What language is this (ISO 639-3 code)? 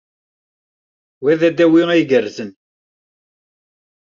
kab